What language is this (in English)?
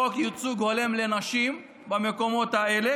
Hebrew